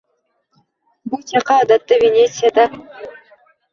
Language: Uzbek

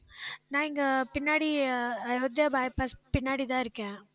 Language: Tamil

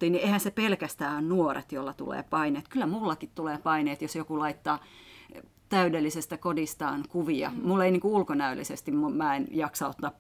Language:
Finnish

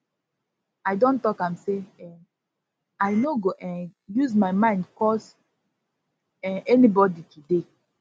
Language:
Nigerian Pidgin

